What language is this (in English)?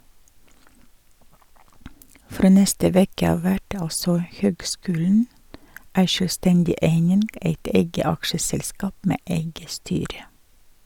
Norwegian